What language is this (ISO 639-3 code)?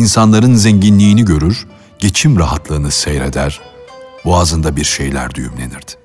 tur